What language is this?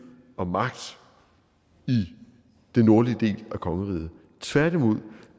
Danish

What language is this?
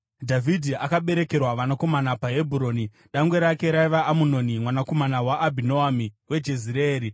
Shona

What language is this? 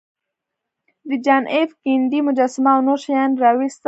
Pashto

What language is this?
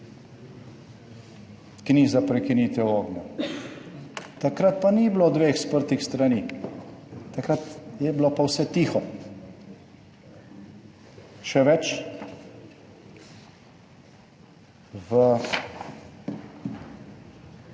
Slovenian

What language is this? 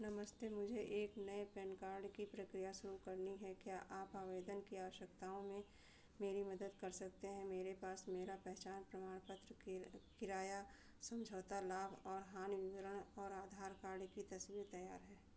Hindi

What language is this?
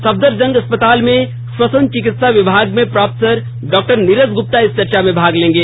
Hindi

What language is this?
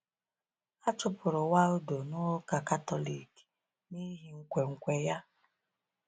Igbo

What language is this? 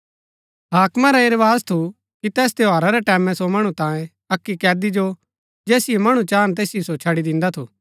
Gaddi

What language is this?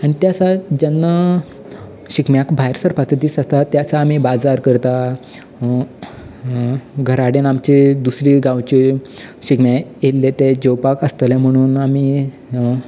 Konkani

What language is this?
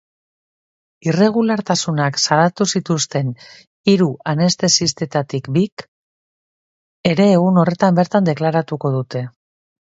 Basque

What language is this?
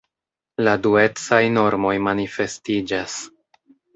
Esperanto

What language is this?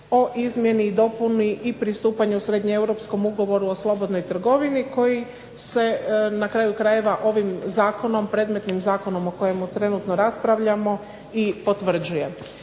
Croatian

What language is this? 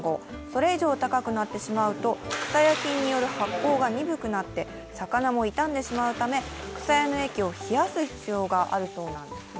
Japanese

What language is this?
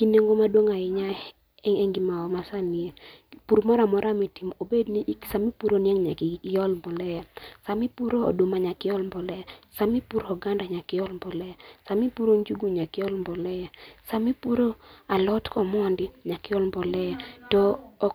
Luo (Kenya and Tanzania)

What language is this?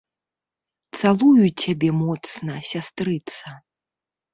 Belarusian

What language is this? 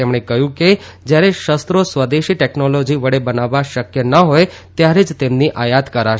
Gujarati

